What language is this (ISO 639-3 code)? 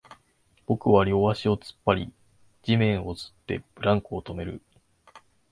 jpn